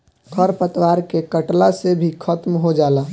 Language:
Bhojpuri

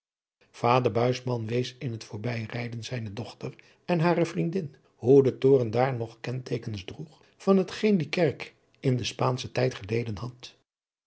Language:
Dutch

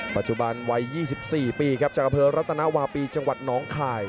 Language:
Thai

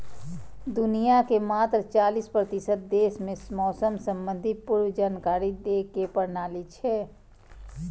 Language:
Maithili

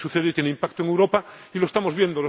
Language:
Spanish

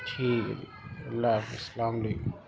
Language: Urdu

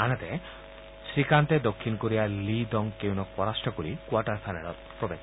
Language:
Assamese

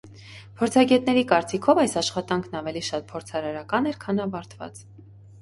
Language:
Armenian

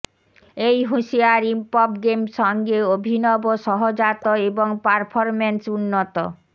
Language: Bangla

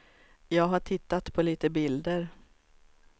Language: Swedish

